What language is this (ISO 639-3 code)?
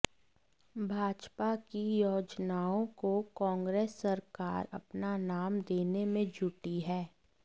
hin